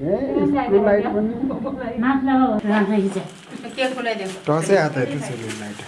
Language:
English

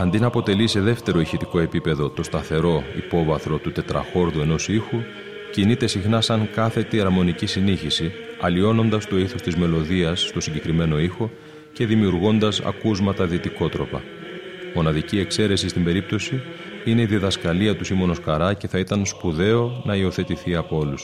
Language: Greek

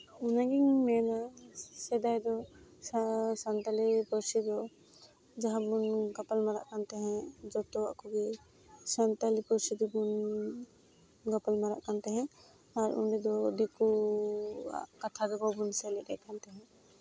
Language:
Santali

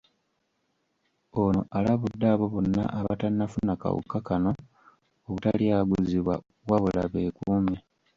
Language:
Ganda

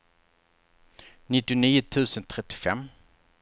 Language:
Swedish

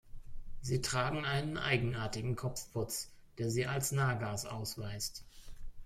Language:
German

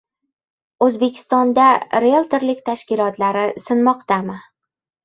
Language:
Uzbek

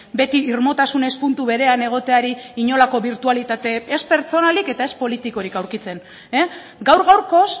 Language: Basque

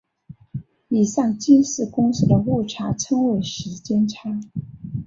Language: Chinese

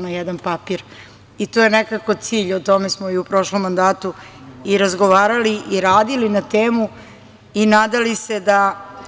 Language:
Serbian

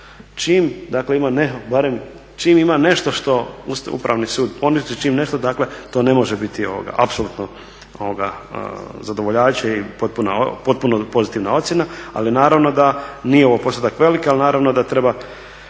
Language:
Croatian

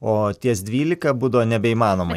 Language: Lithuanian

